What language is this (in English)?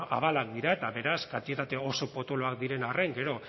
Basque